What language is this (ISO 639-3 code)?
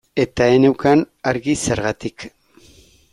eus